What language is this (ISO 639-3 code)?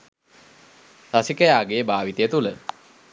sin